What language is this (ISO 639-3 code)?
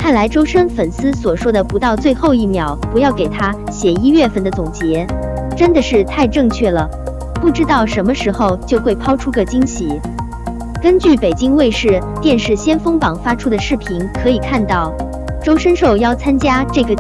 zho